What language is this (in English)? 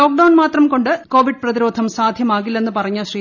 Malayalam